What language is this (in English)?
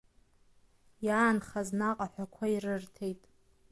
Abkhazian